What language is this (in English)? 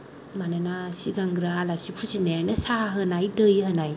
Bodo